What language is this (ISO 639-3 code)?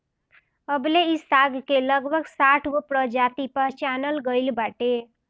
bho